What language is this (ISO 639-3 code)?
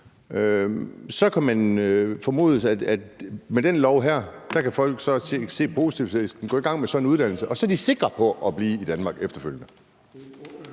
dan